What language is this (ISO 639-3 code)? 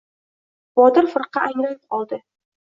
uzb